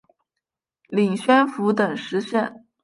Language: Chinese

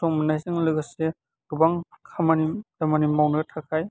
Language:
Bodo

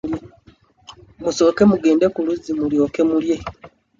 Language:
Ganda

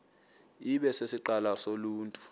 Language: Xhosa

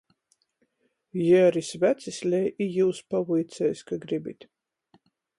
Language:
Latgalian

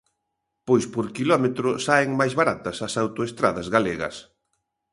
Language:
Galician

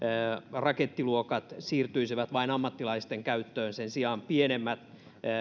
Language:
Finnish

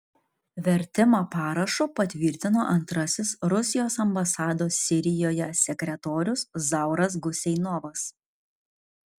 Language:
Lithuanian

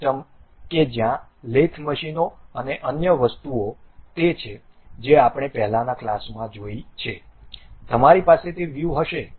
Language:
Gujarati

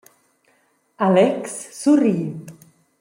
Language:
Romansh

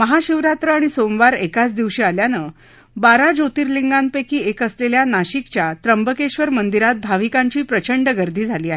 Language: Marathi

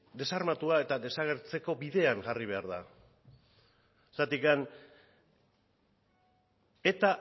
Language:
Basque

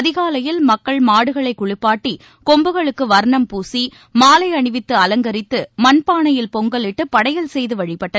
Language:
Tamil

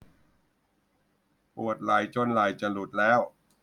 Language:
Thai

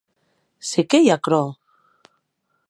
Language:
Occitan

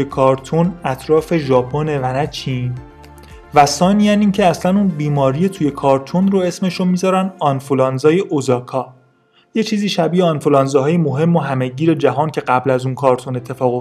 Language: Persian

